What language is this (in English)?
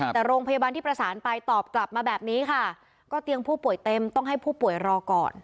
Thai